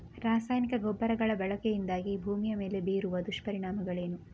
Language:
Kannada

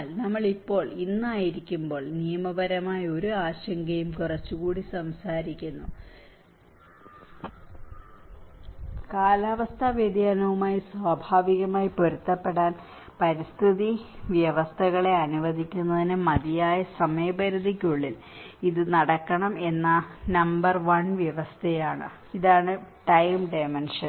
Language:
Malayalam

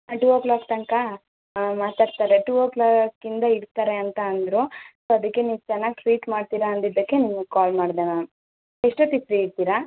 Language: Kannada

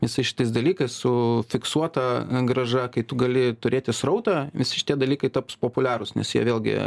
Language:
Lithuanian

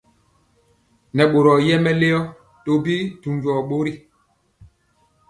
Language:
Mpiemo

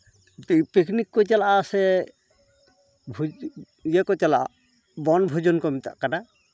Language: Santali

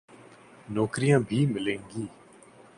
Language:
Urdu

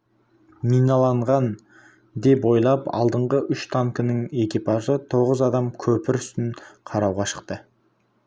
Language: Kazakh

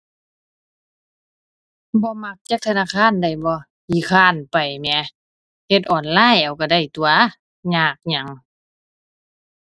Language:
Thai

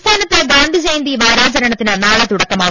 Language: Malayalam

